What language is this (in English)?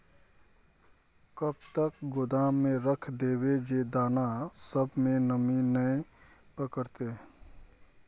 Magahi